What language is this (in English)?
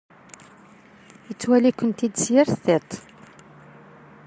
Kabyle